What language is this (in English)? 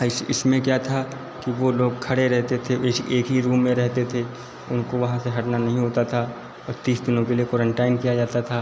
Hindi